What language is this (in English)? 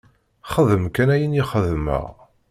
Kabyle